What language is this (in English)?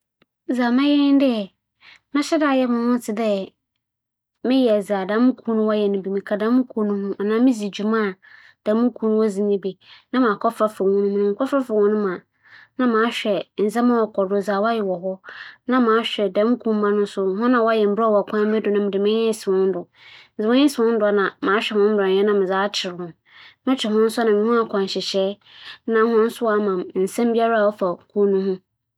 Akan